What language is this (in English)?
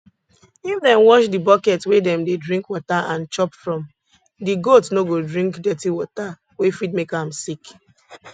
Nigerian Pidgin